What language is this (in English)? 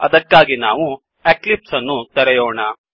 Kannada